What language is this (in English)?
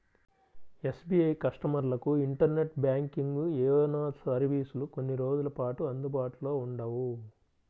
Telugu